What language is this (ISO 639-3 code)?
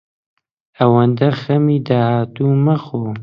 ckb